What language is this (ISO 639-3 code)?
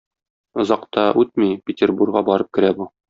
tat